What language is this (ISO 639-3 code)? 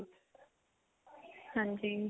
pan